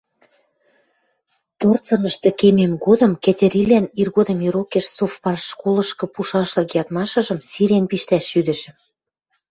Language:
Western Mari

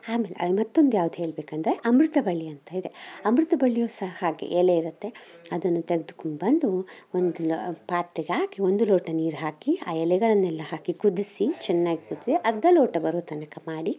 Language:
Kannada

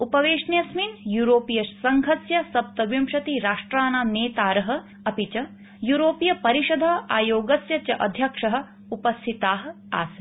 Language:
Sanskrit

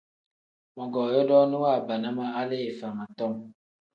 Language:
Tem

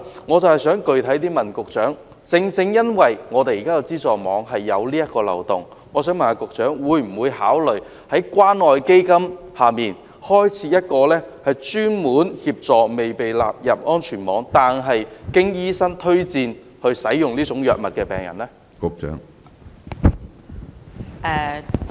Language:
Cantonese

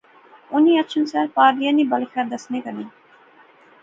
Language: Pahari-Potwari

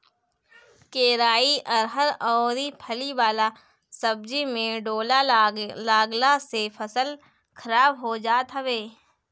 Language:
Bhojpuri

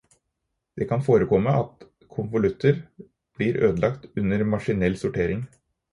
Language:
Norwegian Bokmål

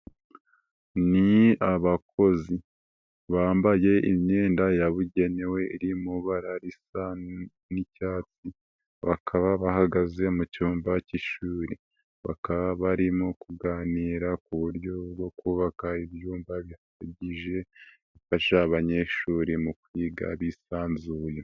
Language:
Kinyarwanda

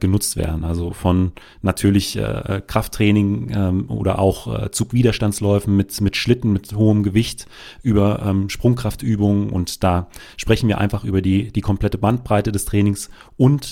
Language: German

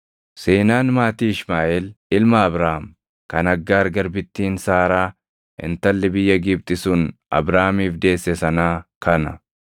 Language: Oromo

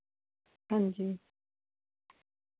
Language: Punjabi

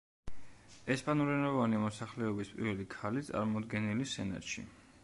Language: Georgian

